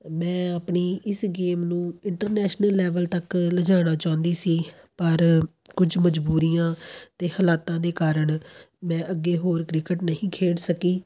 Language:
Punjabi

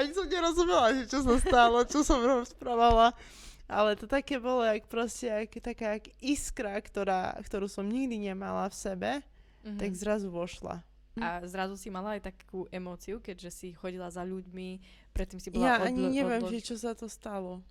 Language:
Slovak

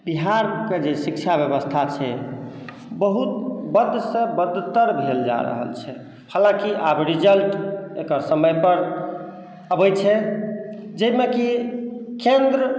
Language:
Maithili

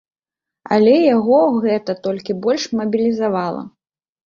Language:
Belarusian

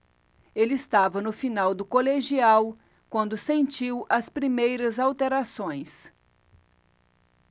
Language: Portuguese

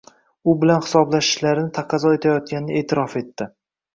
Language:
Uzbek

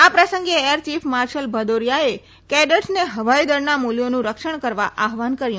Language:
Gujarati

